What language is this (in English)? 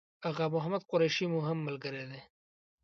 Pashto